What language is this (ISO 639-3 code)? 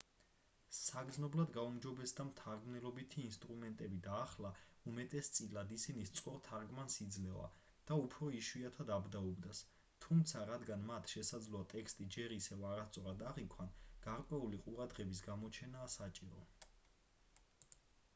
kat